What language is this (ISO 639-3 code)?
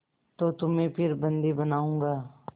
hin